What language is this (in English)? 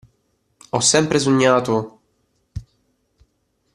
Italian